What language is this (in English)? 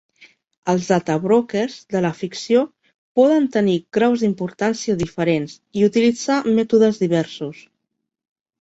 Catalan